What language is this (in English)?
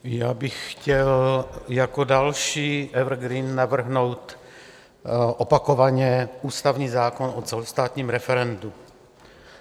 Czech